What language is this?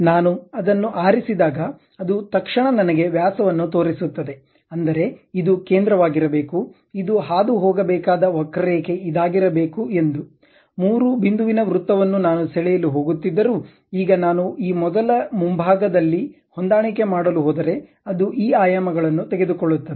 Kannada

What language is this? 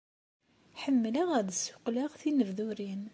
Kabyle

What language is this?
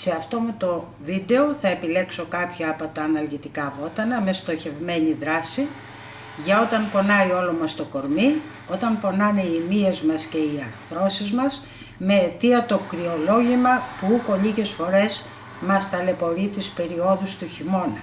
Greek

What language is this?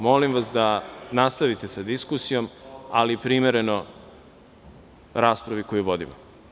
Serbian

